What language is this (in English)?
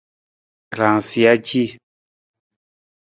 Nawdm